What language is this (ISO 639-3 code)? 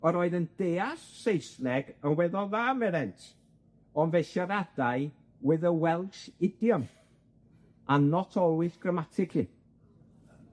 cym